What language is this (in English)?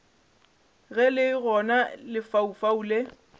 Northern Sotho